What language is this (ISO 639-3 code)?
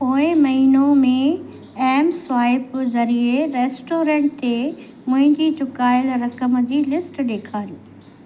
snd